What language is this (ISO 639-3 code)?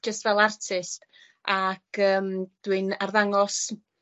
cym